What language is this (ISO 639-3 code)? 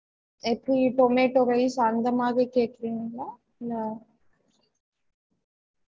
tam